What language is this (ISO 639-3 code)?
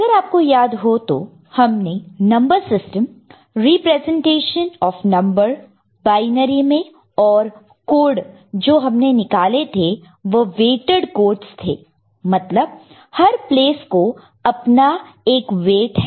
hin